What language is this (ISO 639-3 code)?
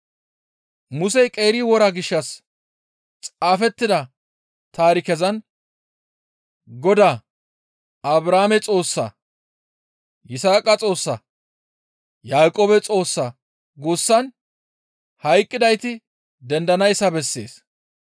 gmv